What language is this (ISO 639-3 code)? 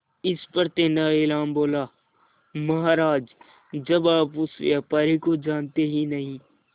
hin